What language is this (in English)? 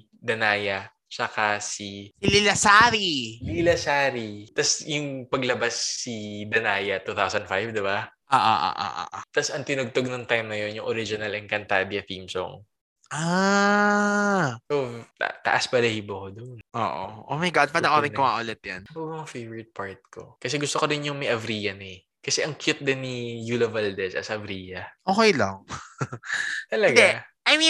Filipino